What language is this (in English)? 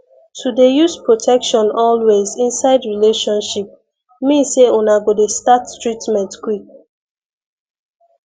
Nigerian Pidgin